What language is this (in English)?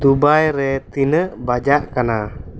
Santali